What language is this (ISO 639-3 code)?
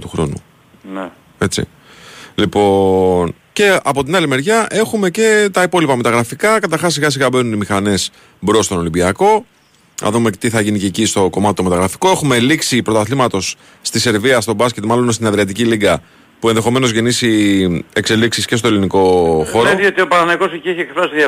ell